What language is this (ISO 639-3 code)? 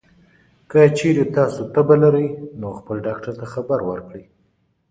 pus